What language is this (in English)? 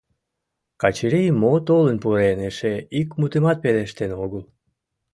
Mari